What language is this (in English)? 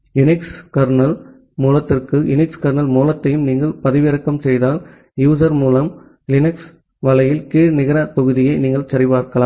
Tamil